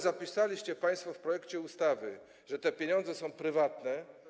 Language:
Polish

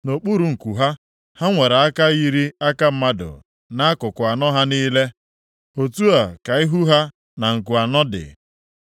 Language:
Igbo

